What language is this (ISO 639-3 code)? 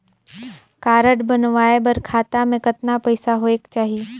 hne